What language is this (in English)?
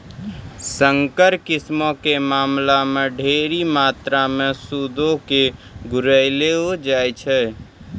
Maithili